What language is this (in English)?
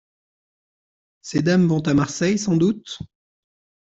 French